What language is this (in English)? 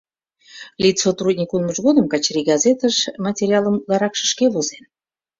Mari